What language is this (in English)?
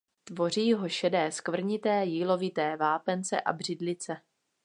Czech